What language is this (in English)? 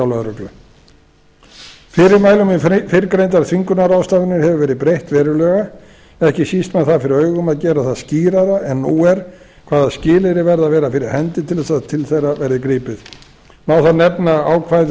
Icelandic